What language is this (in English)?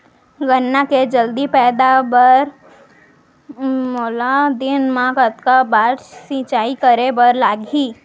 Chhattisgarhi